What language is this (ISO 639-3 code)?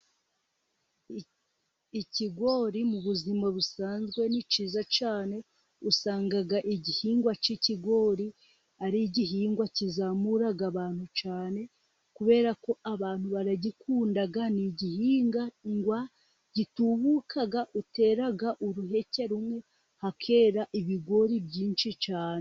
kin